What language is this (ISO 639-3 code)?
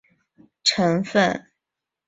zho